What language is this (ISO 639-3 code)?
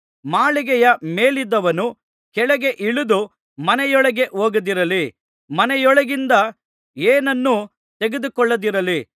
kan